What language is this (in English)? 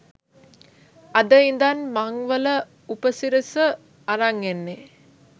Sinhala